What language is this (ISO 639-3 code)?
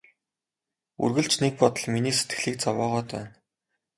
mon